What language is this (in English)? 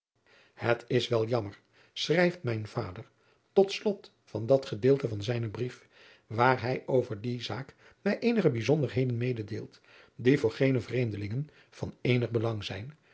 Dutch